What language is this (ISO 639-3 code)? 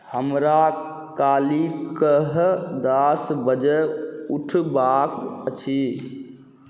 mai